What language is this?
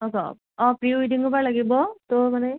Assamese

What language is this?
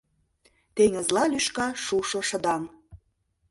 Mari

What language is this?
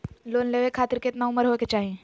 Magahi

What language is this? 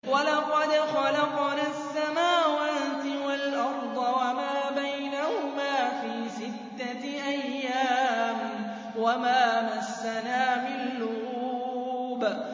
Arabic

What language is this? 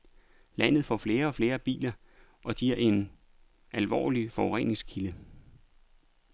Danish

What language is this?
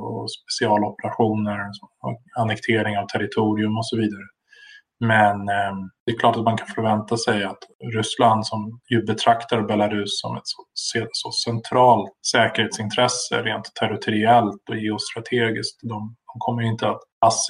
Swedish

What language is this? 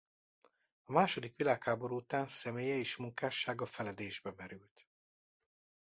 Hungarian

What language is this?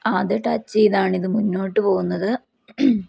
Malayalam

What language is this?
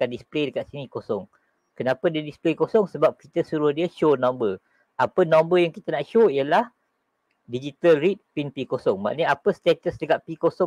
Malay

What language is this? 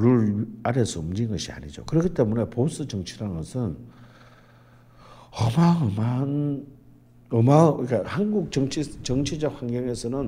Korean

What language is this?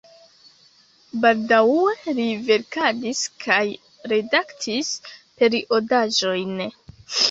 Esperanto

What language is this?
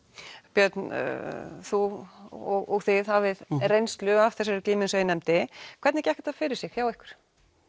Icelandic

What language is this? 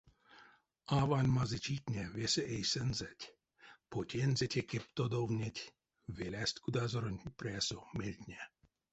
Erzya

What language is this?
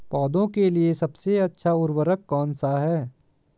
Hindi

